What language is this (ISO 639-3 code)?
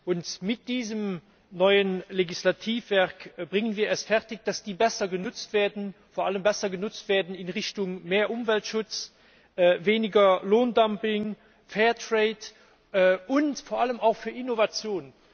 deu